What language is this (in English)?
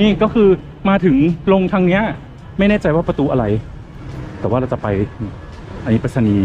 Thai